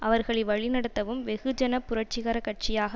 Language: Tamil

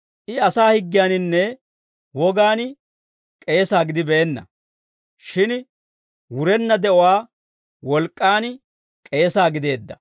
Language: Dawro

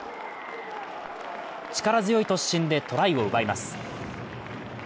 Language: Japanese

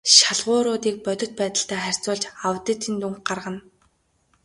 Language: Mongolian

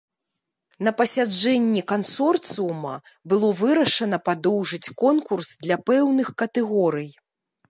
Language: Belarusian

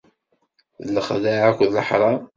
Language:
Kabyle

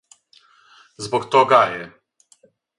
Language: Serbian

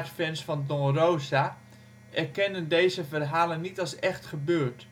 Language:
Dutch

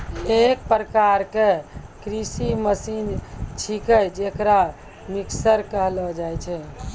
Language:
Maithili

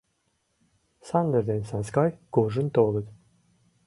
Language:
Mari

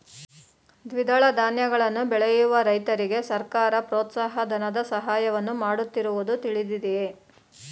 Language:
Kannada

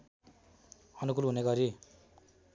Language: Nepali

